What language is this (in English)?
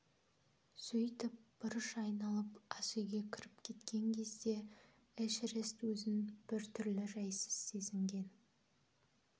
Kazakh